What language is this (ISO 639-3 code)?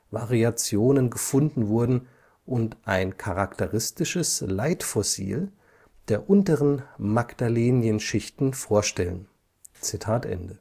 deu